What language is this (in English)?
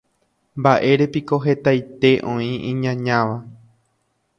Guarani